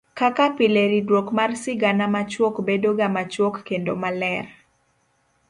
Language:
Luo (Kenya and Tanzania)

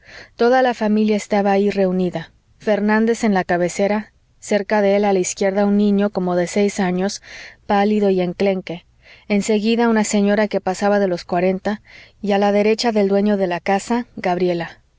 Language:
Spanish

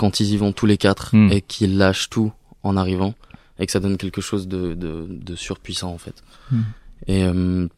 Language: French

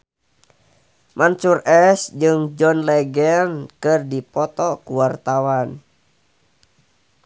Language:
Sundanese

